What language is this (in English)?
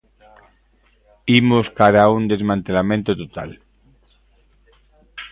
Galician